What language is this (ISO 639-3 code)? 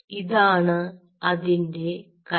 mal